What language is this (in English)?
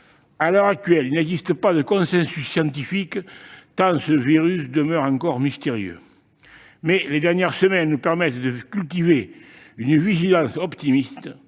French